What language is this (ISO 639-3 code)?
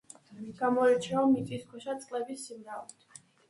kat